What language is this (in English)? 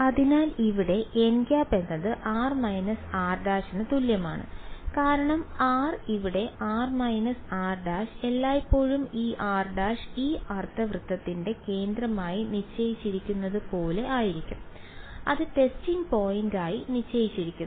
Malayalam